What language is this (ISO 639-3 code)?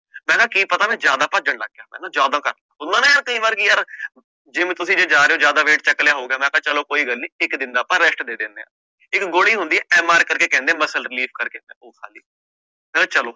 pan